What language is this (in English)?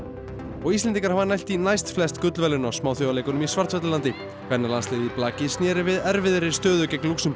Icelandic